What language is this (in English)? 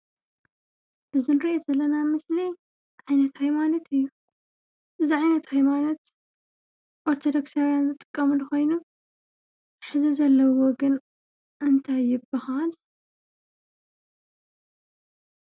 Tigrinya